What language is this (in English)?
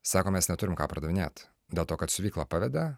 Lithuanian